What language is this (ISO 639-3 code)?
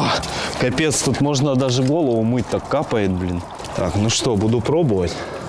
rus